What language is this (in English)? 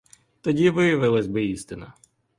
Ukrainian